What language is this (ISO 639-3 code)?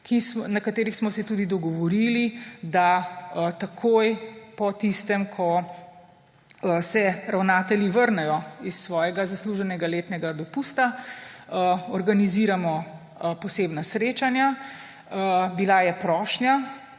slv